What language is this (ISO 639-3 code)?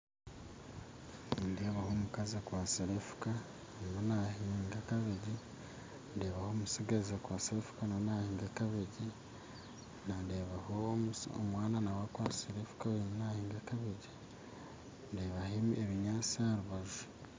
nyn